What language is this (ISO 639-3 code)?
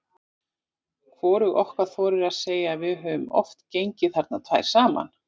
isl